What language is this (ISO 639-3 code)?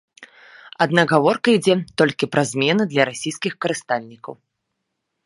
bel